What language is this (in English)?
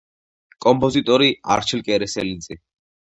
Georgian